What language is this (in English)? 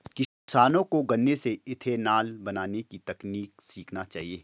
Hindi